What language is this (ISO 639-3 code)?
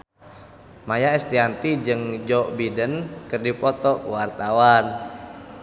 sun